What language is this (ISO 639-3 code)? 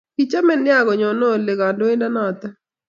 kln